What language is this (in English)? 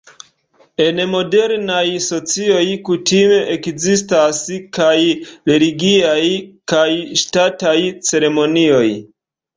Esperanto